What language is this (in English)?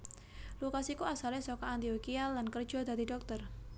Javanese